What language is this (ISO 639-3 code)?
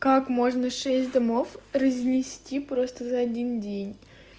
rus